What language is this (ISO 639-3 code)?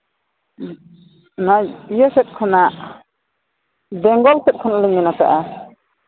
sat